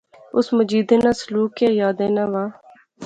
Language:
Pahari-Potwari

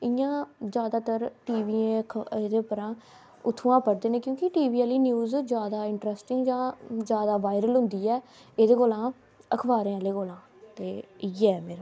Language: Dogri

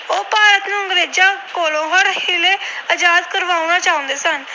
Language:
Punjabi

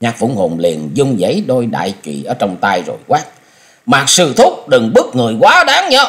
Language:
Vietnamese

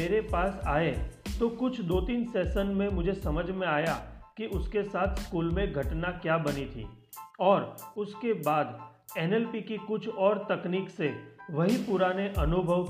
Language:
Hindi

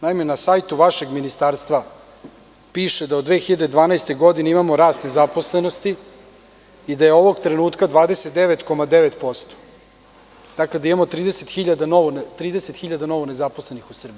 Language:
Serbian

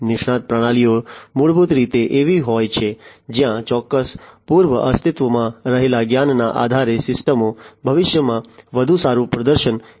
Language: Gujarati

